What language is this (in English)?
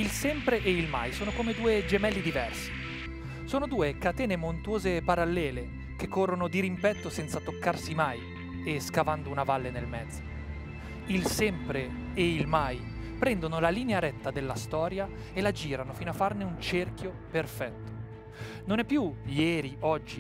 Italian